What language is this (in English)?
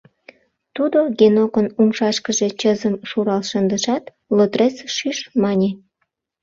Mari